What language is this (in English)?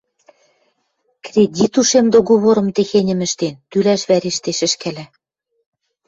Western Mari